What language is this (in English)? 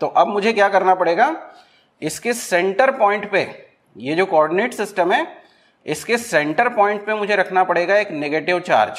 Hindi